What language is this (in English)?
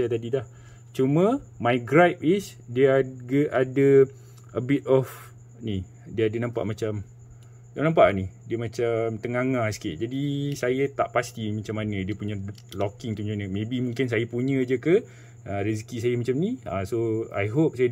Malay